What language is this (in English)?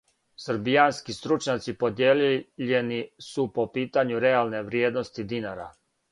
Serbian